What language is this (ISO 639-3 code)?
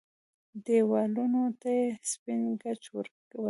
pus